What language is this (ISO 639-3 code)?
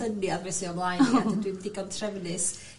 cym